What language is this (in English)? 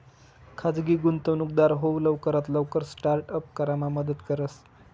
Marathi